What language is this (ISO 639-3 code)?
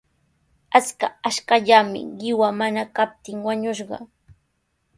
qws